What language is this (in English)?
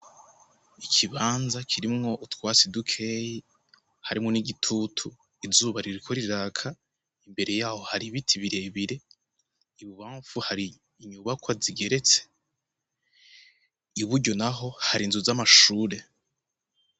Rundi